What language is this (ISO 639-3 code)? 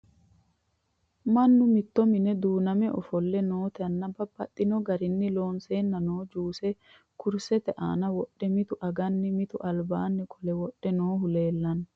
sid